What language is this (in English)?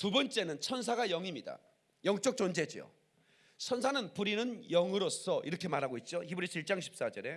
Korean